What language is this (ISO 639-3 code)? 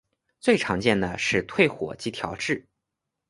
zho